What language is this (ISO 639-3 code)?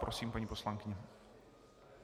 ces